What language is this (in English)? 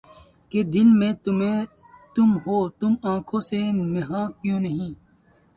Urdu